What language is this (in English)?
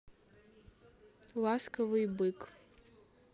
Russian